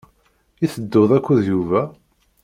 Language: Kabyle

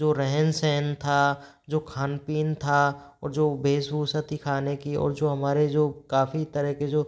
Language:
Hindi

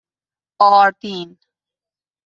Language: Persian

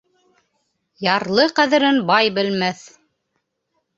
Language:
Bashkir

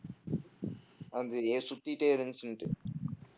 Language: Tamil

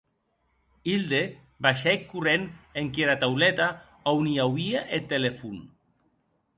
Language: Occitan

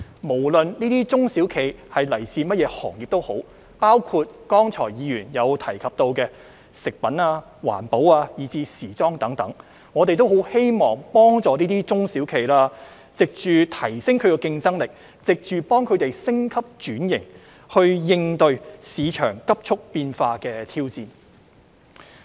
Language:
Cantonese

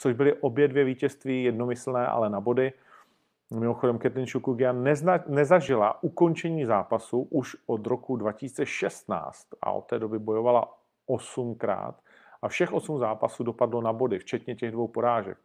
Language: Czech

